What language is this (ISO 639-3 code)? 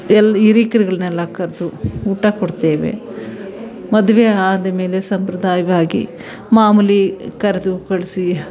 kan